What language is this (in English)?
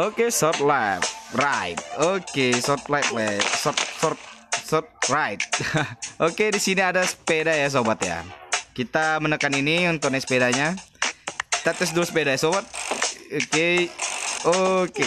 Indonesian